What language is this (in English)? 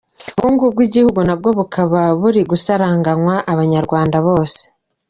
Kinyarwanda